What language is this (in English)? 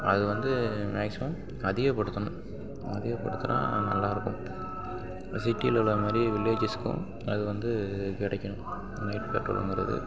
Tamil